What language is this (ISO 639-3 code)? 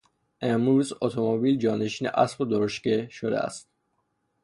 fas